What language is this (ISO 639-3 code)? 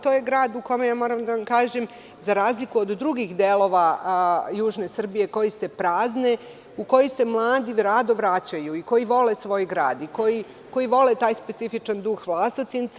srp